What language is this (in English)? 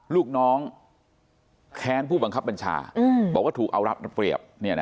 Thai